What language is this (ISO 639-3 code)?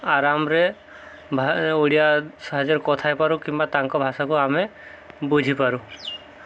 ori